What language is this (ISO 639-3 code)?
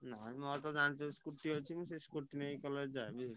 ori